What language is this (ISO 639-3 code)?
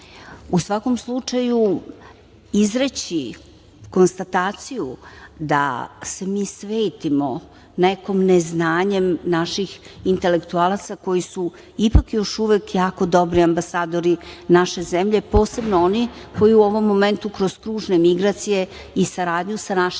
srp